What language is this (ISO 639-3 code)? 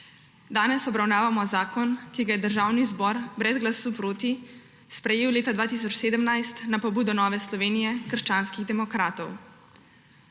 slv